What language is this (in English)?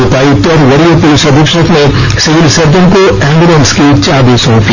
Hindi